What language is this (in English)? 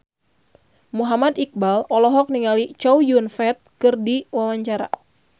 Sundanese